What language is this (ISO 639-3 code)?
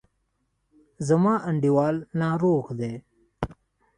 pus